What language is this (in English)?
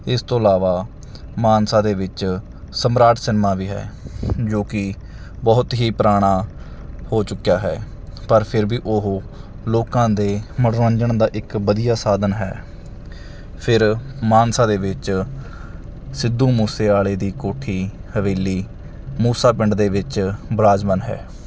Punjabi